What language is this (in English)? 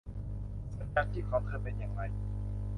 Thai